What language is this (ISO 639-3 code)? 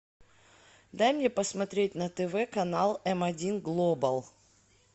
rus